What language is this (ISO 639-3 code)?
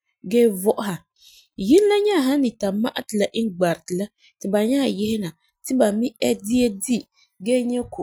gur